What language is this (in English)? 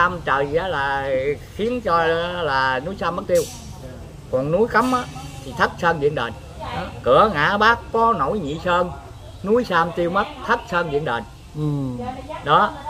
Vietnamese